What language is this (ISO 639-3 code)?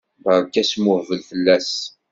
kab